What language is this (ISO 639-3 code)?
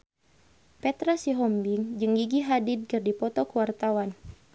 sun